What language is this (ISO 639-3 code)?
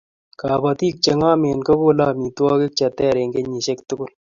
kln